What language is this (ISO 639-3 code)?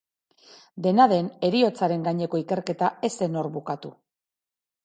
eus